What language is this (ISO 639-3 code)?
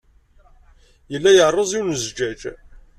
kab